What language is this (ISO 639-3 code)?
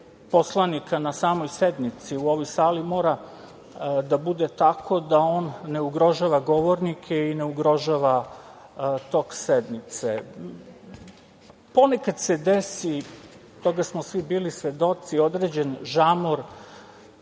srp